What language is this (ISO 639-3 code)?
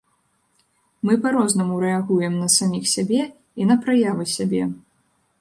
bel